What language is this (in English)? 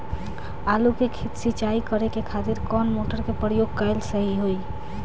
Bhojpuri